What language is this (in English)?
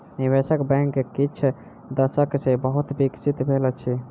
Maithili